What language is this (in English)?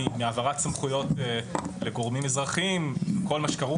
Hebrew